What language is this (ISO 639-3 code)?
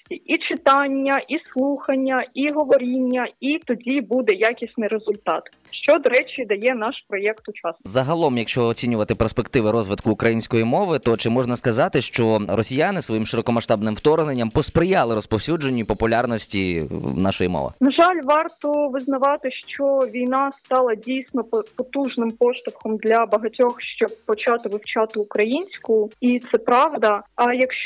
ukr